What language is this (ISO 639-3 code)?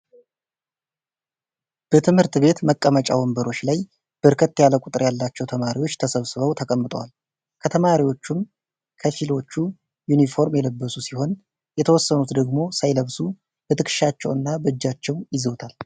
amh